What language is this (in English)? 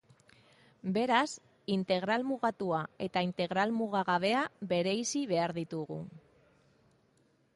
Basque